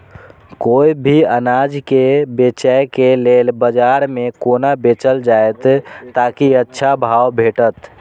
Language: Maithili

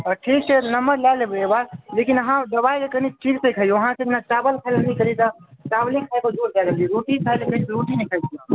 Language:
Maithili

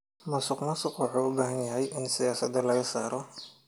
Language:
Somali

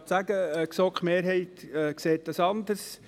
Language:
Swiss German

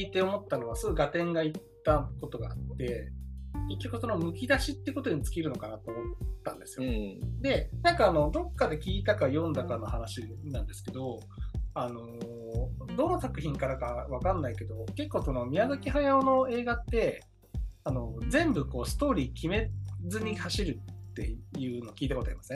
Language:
Japanese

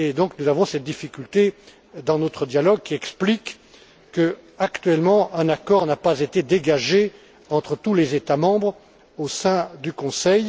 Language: French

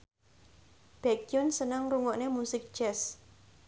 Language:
Javanese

